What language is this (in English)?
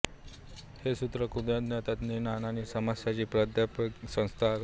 Marathi